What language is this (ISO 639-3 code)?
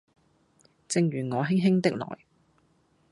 yue